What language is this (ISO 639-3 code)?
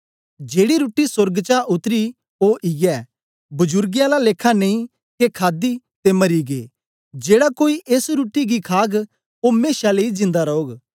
doi